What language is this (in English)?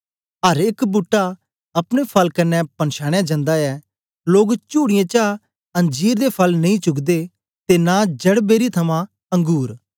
Dogri